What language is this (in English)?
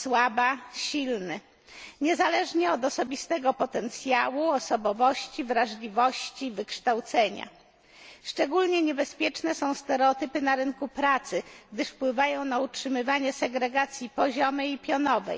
Polish